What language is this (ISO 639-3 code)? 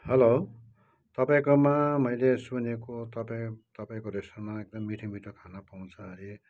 nep